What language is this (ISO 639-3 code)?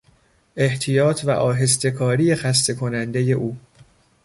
fas